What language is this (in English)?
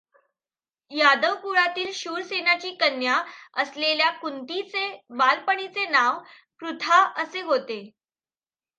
Marathi